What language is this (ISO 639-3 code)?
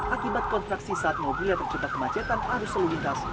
ind